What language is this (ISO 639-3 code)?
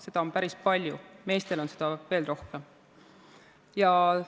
est